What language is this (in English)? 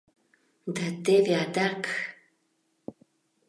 Mari